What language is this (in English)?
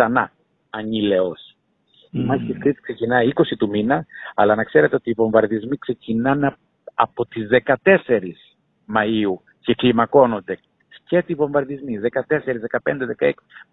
Greek